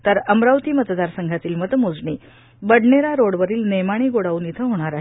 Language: Marathi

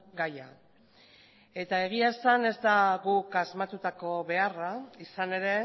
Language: Basque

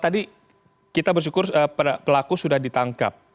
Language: Indonesian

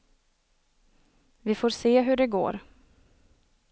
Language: Swedish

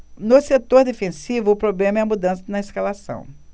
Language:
Portuguese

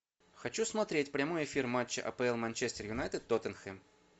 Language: Russian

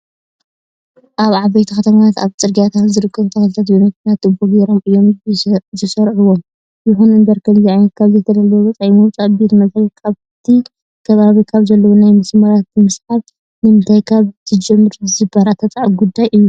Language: Tigrinya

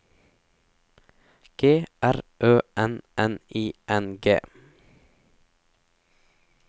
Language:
Norwegian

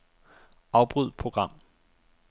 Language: Danish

